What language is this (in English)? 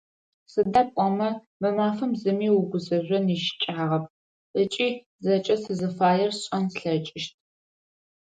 Adyghe